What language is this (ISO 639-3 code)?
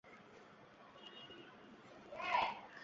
ben